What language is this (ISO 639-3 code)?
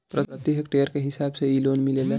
bho